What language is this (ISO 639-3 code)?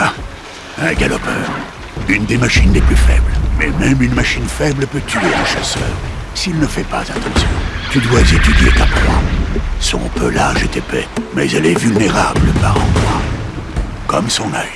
fra